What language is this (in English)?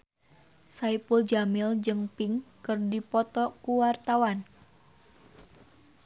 Sundanese